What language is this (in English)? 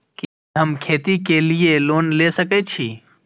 Maithili